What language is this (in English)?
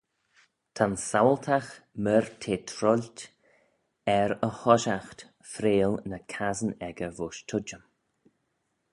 Manx